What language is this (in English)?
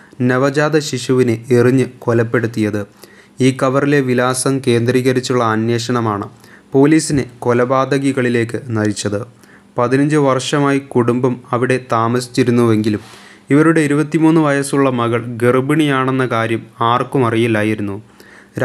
Malayalam